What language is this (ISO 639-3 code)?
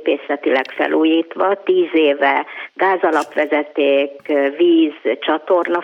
hun